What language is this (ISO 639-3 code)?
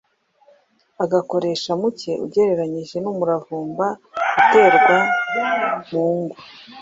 kin